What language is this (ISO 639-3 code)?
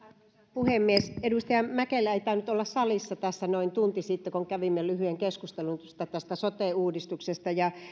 fin